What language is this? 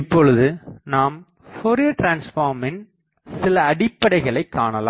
Tamil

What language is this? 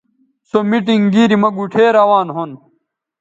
Bateri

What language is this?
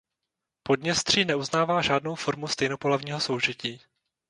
Czech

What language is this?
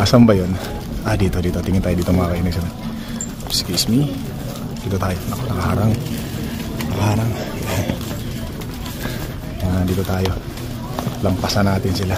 Filipino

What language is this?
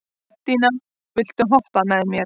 Icelandic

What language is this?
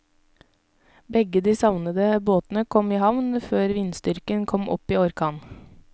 Norwegian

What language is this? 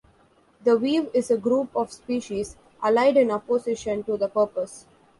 English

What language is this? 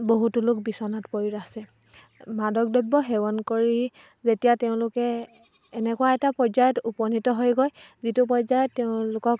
Assamese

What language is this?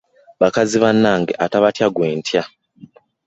Ganda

